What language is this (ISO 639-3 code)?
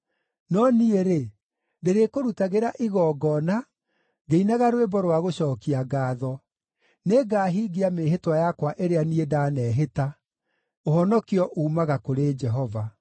kik